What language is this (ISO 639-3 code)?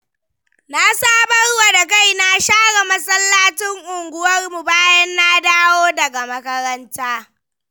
hau